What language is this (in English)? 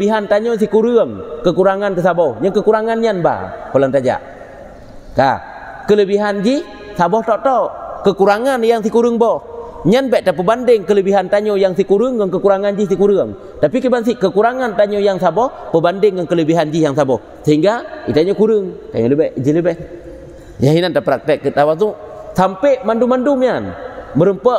Malay